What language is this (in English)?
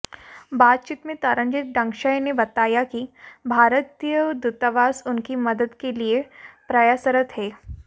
Hindi